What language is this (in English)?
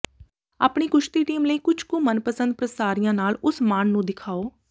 Punjabi